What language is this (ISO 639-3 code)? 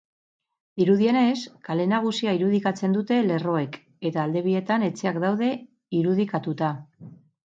eus